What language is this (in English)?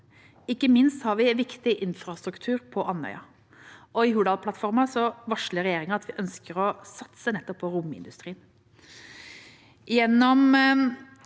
Norwegian